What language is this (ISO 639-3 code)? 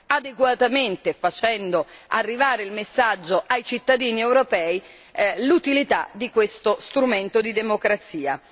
ita